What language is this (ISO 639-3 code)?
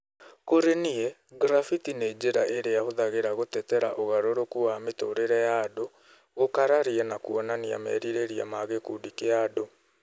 kik